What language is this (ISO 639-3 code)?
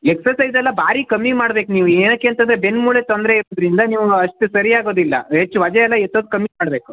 kan